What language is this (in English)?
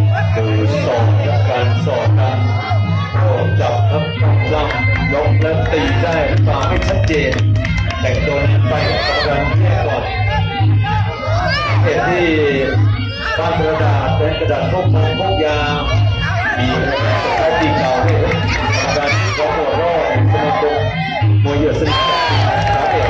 Thai